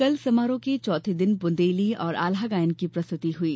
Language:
Hindi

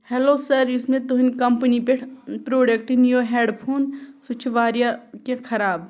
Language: Kashmiri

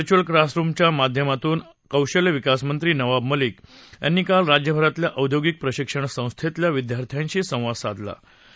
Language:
Marathi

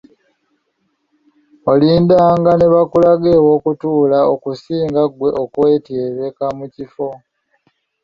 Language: Ganda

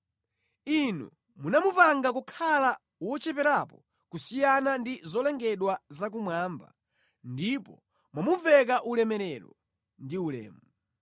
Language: Nyanja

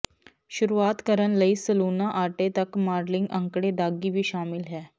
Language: Punjabi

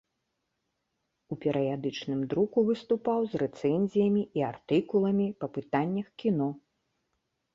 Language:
Belarusian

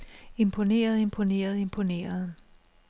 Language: Danish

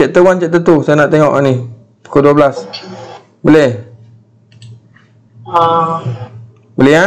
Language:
Malay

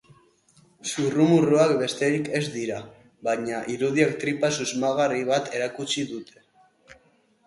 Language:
Basque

